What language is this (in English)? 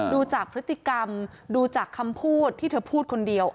Thai